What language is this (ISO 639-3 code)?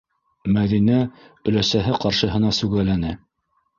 bak